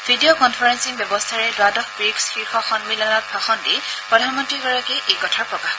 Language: Assamese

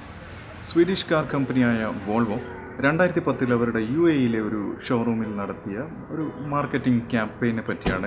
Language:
Malayalam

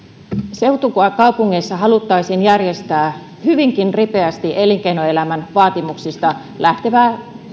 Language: Finnish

